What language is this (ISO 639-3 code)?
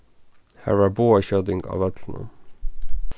fao